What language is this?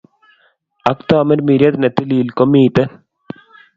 Kalenjin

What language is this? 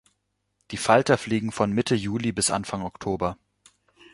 German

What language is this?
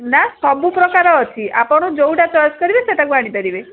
Odia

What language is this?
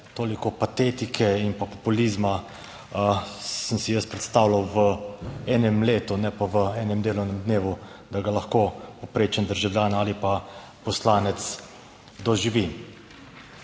Slovenian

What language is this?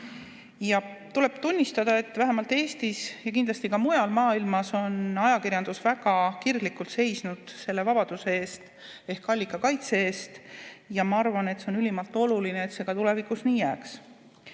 Estonian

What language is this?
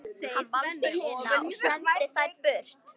Icelandic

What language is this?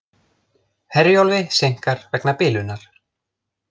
Icelandic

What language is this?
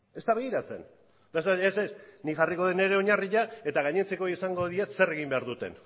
Basque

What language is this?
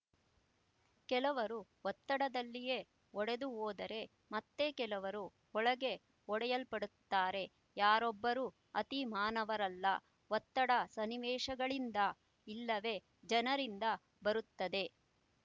Kannada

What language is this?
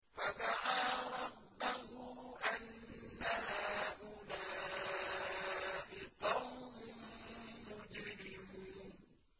Arabic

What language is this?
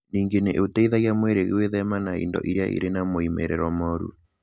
Kikuyu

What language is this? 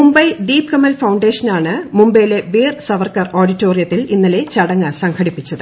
Malayalam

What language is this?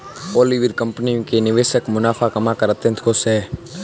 Hindi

